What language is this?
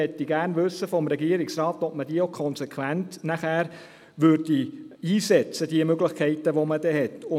Swiss German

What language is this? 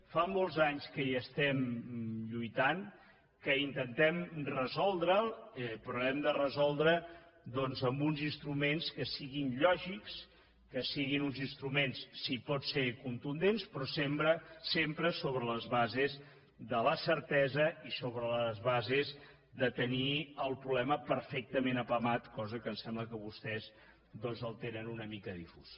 Catalan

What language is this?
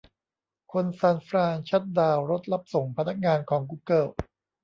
Thai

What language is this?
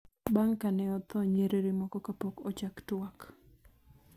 Luo (Kenya and Tanzania)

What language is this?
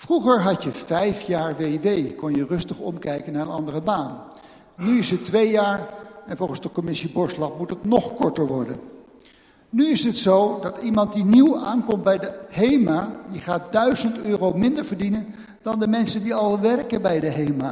Dutch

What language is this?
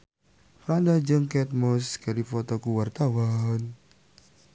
Sundanese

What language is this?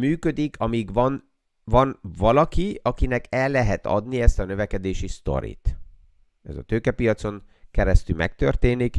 Hungarian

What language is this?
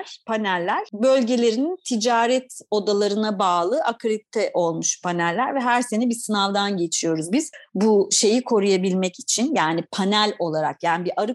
Turkish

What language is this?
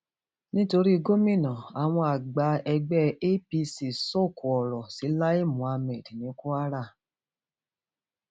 Yoruba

